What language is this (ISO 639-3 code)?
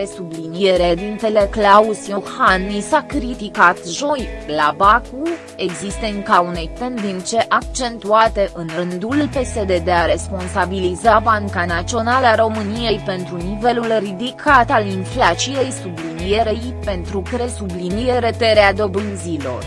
ron